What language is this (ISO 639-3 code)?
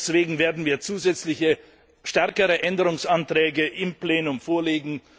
deu